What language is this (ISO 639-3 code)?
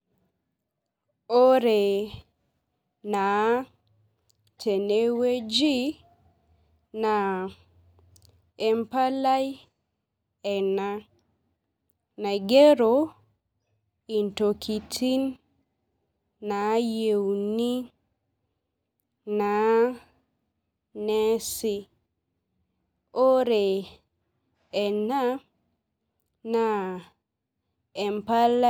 mas